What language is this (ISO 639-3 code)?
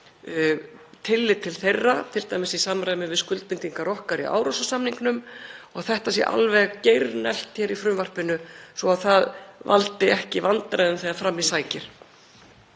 isl